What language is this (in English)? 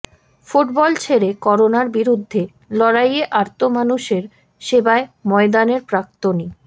Bangla